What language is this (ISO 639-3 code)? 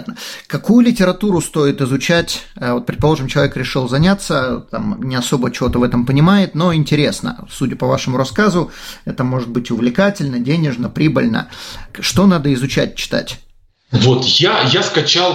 rus